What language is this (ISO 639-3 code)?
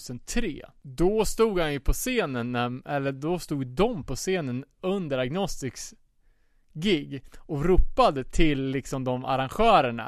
swe